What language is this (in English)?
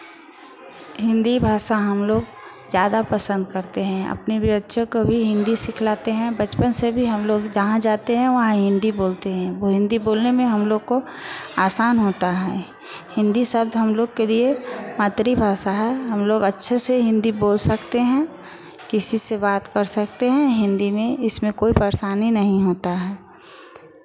Hindi